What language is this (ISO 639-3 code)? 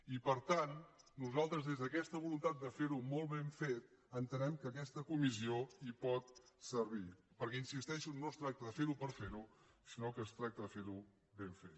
cat